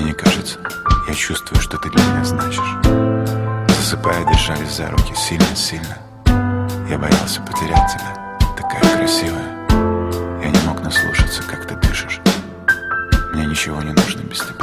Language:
Russian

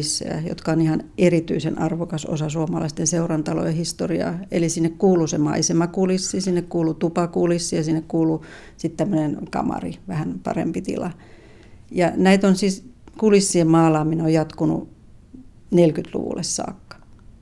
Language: Finnish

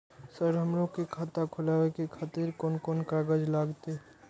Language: Maithili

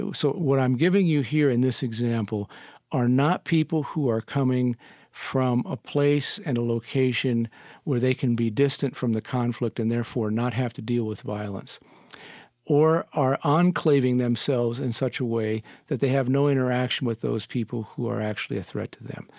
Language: English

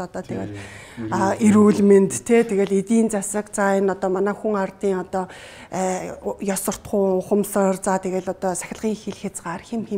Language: Turkish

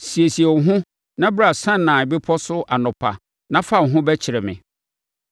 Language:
Akan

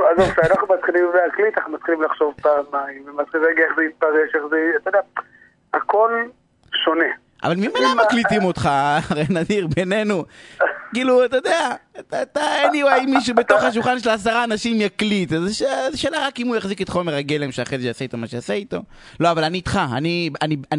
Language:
Hebrew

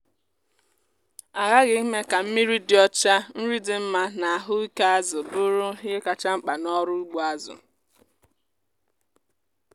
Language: Igbo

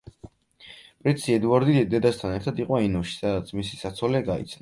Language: Georgian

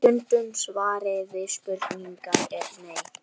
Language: Icelandic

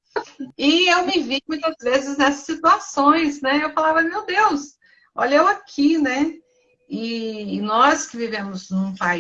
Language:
Portuguese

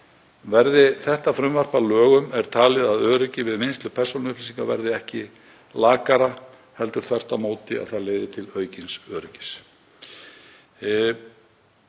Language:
Icelandic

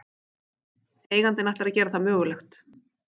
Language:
Icelandic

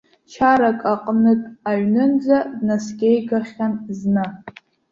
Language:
Abkhazian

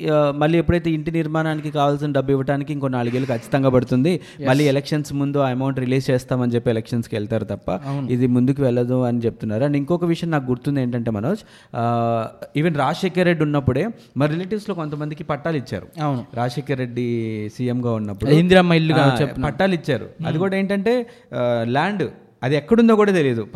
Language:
Telugu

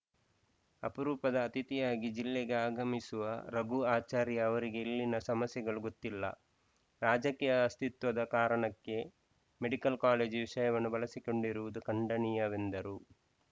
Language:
Kannada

